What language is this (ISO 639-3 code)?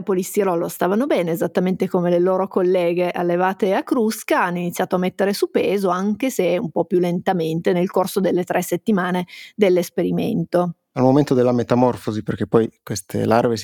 ita